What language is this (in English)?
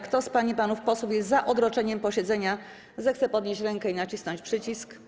Polish